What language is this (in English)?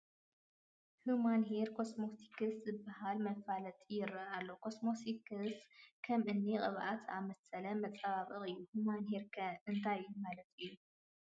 Tigrinya